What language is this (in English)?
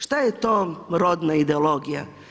Croatian